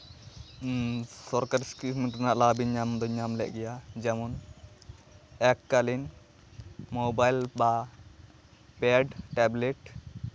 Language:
Santali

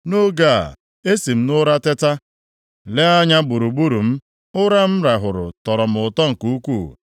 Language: Igbo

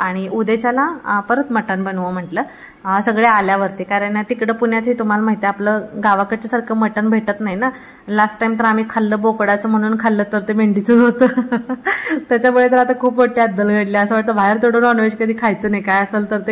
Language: Marathi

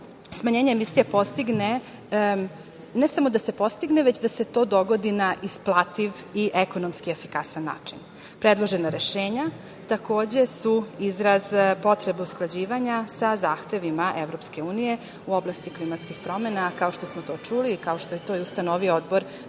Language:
Serbian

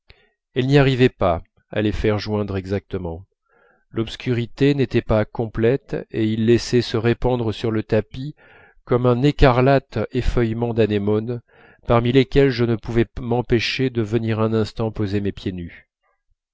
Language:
French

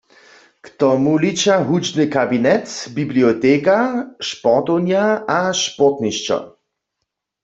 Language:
Upper Sorbian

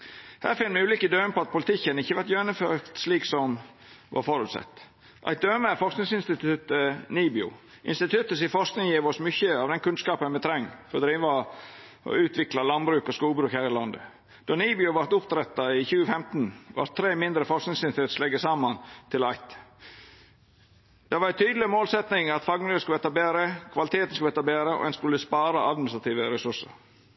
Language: Norwegian Nynorsk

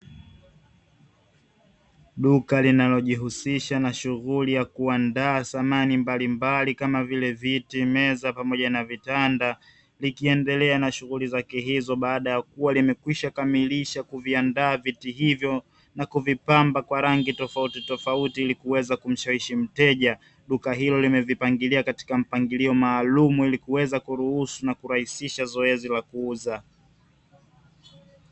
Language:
Swahili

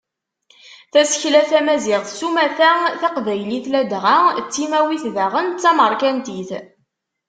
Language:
Kabyle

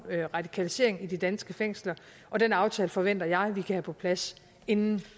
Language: Danish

